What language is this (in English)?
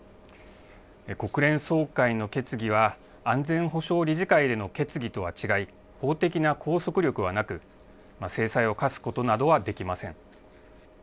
Japanese